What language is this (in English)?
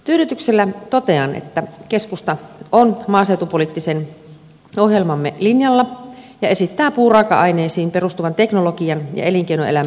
Finnish